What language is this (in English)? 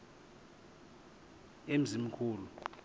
Xhosa